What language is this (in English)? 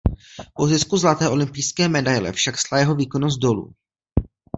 Czech